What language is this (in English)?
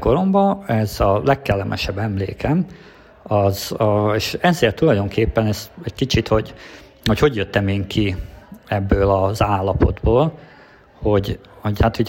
Hungarian